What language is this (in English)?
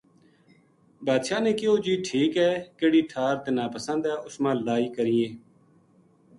Gujari